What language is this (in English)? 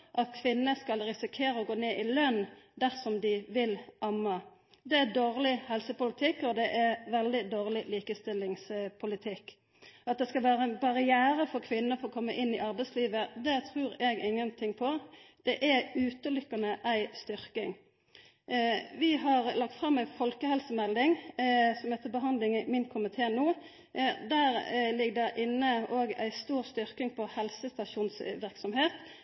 Norwegian Nynorsk